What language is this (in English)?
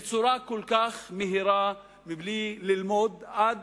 Hebrew